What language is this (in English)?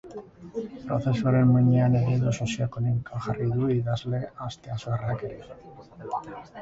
Basque